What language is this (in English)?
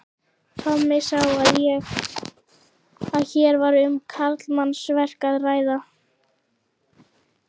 Icelandic